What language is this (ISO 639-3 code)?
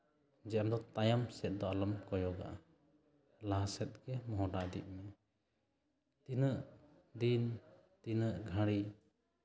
sat